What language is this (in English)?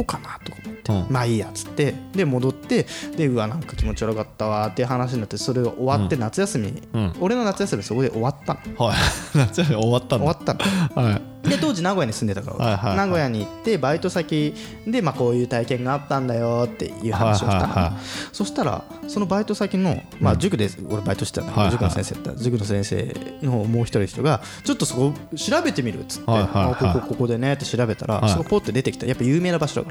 Japanese